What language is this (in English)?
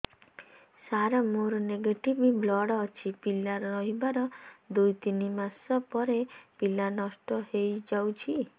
Odia